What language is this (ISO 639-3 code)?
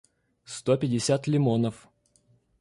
rus